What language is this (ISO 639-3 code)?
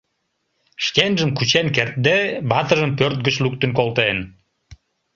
chm